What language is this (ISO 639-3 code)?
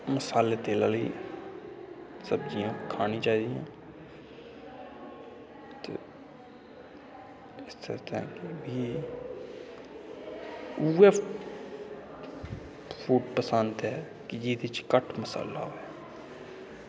doi